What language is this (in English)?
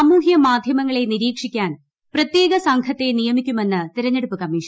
Malayalam